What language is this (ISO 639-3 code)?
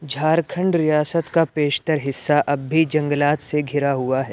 urd